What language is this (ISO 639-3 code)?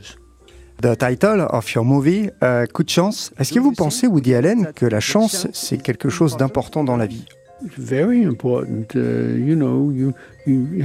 fra